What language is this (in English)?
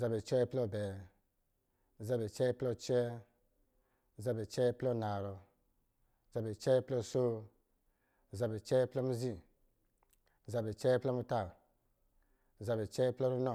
Lijili